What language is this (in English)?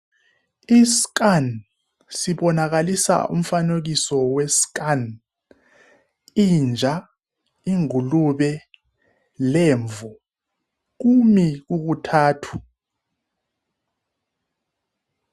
North Ndebele